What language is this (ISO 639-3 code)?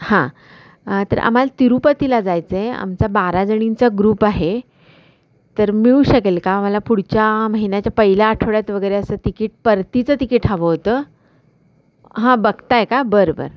mar